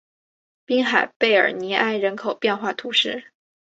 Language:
Chinese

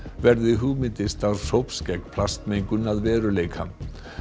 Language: Icelandic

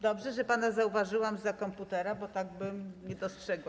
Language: Polish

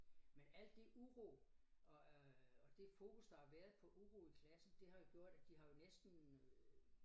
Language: Danish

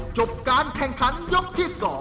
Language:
Thai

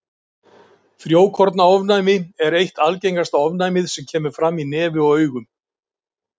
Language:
Icelandic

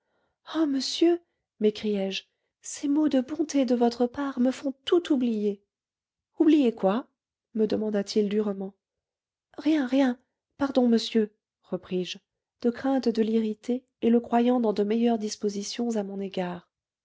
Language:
French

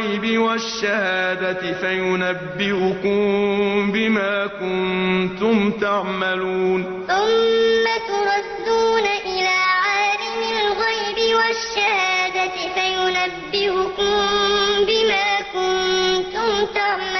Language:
Arabic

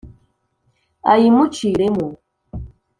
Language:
Kinyarwanda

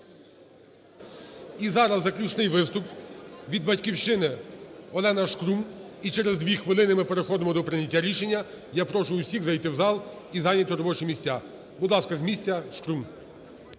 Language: Ukrainian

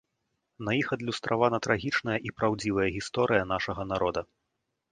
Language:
Belarusian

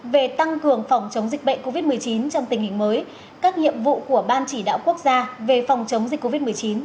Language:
Vietnamese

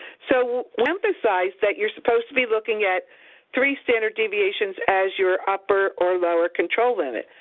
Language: English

